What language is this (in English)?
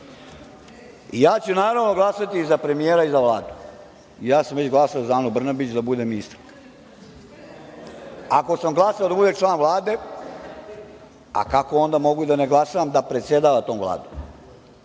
Serbian